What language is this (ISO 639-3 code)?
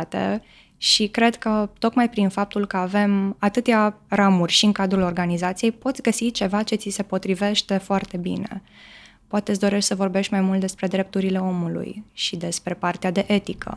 ron